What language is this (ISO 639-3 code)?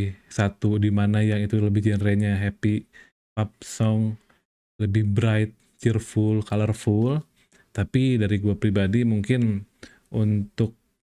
ind